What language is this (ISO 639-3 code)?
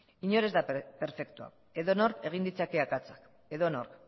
eus